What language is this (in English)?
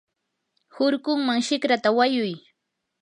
Yanahuanca Pasco Quechua